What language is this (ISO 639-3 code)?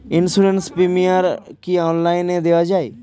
ben